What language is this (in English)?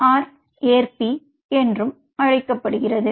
Tamil